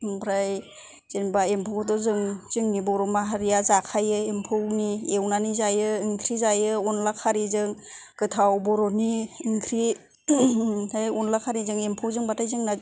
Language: Bodo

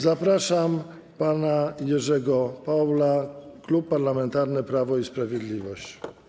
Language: Polish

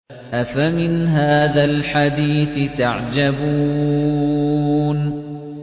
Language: Arabic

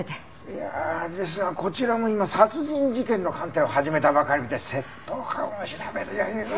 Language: Japanese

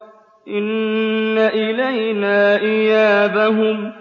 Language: Arabic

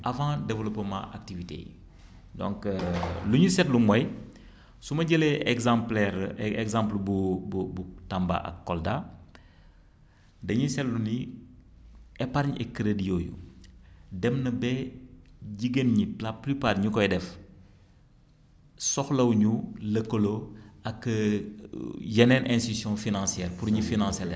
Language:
Wolof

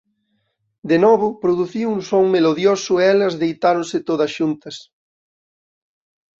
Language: Galician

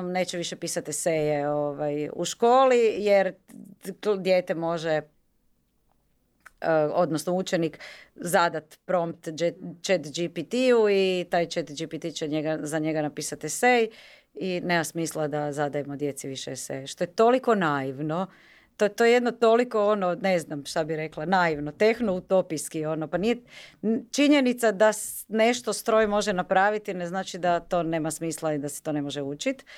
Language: Croatian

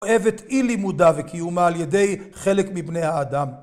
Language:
Hebrew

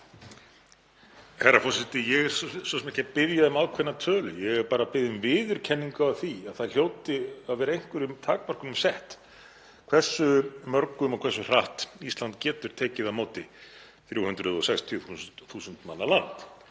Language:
Icelandic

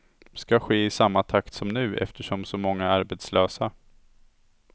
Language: Swedish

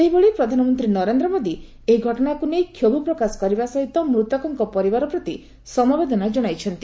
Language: Odia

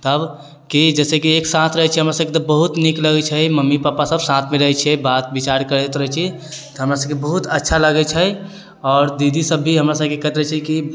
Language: Maithili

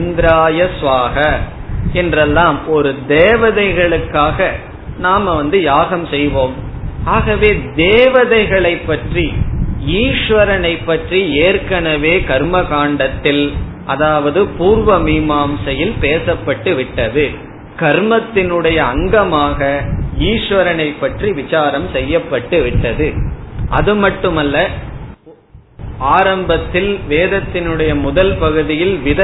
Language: Tamil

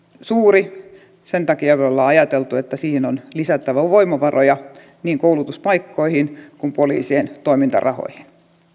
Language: Finnish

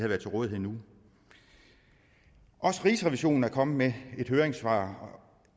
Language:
Danish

